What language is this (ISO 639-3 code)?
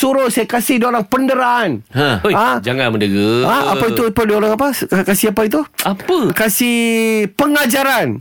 msa